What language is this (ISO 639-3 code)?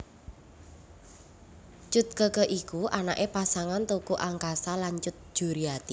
jav